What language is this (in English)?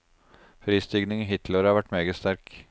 Norwegian